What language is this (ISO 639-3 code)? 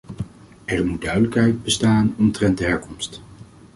nld